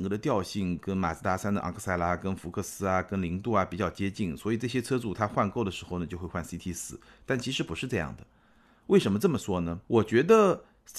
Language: Chinese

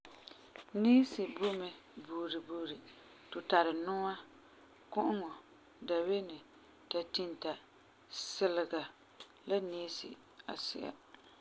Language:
Frafra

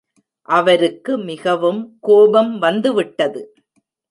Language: Tamil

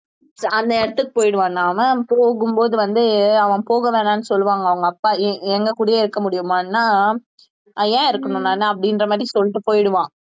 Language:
Tamil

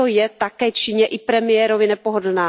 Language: Czech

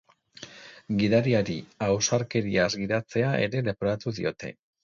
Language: Basque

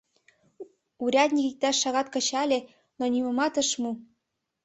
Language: Mari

